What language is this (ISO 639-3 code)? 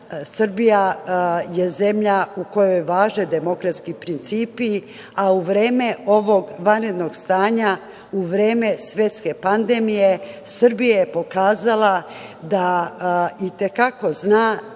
srp